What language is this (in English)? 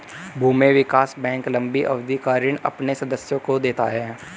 Hindi